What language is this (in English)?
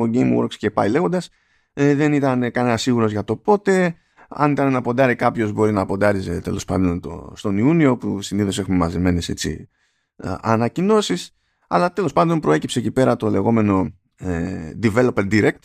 Greek